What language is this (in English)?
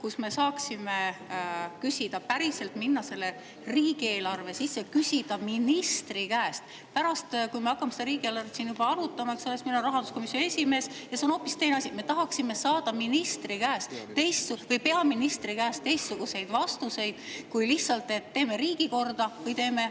Estonian